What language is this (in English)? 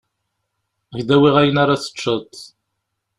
Kabyle